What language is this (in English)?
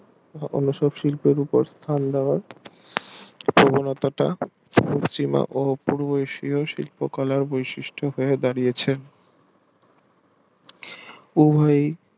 Bangla